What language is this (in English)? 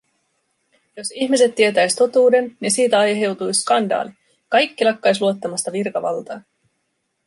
Finnish